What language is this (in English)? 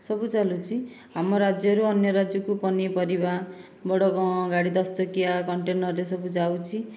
Odia